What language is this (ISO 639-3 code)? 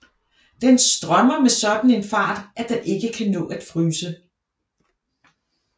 dan